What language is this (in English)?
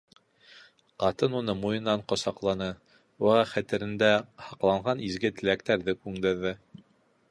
Bashkir